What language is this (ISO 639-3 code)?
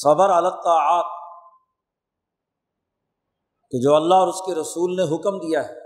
urd